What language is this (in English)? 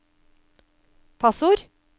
Norwegian